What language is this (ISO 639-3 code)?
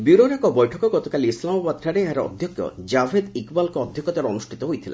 ori